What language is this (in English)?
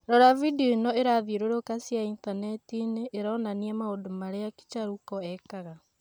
Kikuyu